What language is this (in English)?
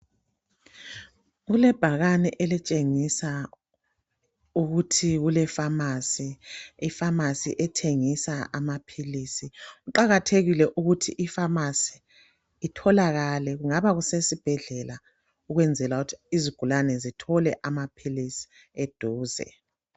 North Ndebele